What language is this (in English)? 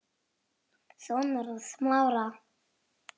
Icelandic